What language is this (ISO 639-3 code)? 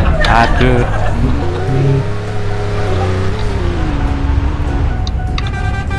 ind